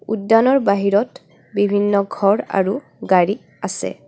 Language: Assamese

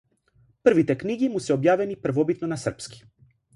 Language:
Macedonian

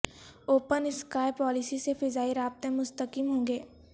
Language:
Urdu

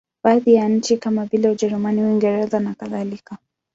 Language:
Swahili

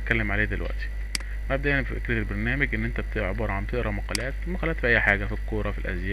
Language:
Arabic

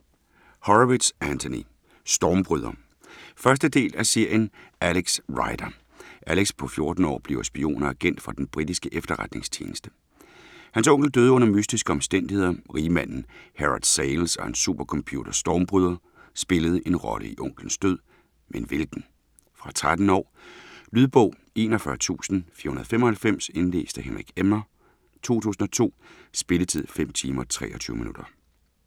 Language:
Danish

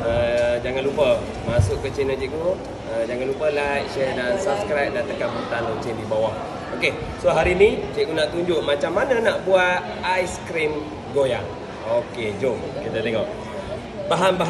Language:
Malay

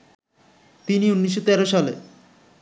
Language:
Bangla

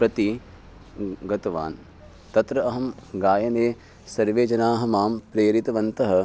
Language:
Sanskrit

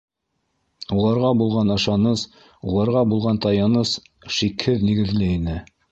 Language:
Bashkir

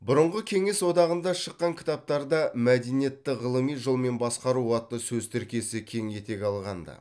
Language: Kazakh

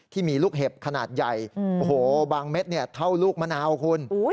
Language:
Thai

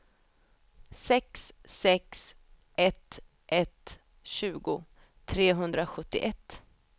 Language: Swedish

